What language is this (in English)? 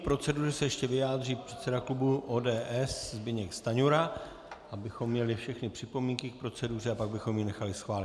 Czech